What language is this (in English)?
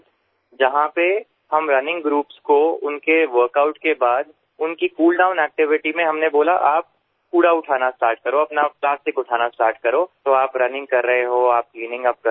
Gujarati